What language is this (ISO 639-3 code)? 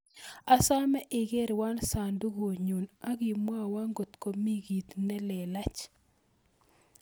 kln